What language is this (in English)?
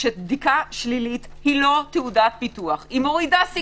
Hebrew